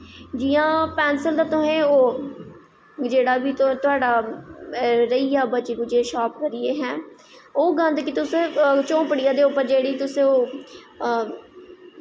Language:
Dogri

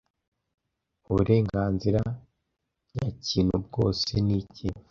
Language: Kinyarwanda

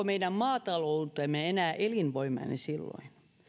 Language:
Finnish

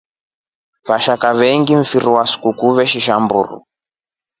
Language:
Rombo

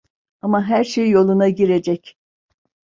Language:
Turkish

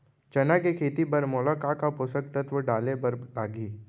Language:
Chhattisgarhi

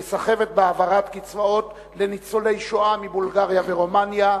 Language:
Hebrew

